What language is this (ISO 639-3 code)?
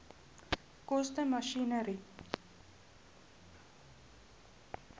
afr